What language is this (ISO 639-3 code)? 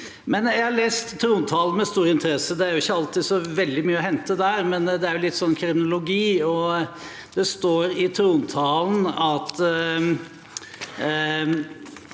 nor